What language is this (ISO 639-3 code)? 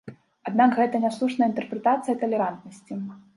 bel